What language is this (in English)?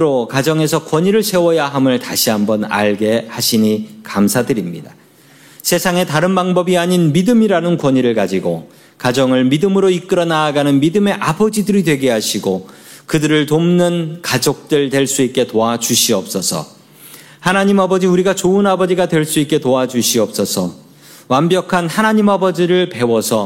Korean